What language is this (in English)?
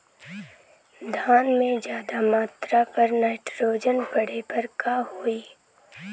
Bhojpuri